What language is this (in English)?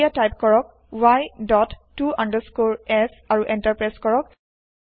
Assamese